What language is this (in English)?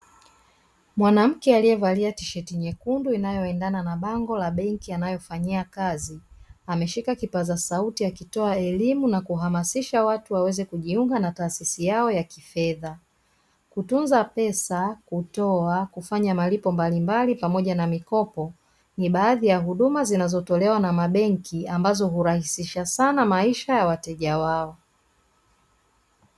Swahili